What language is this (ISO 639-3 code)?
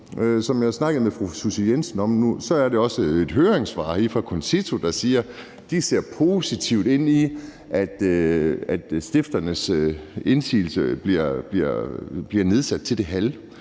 dan